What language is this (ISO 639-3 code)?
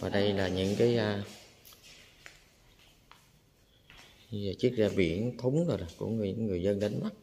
vie